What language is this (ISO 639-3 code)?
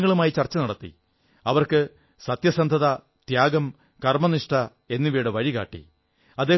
mal